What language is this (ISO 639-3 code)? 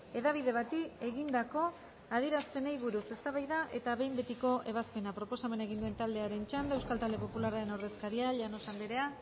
eus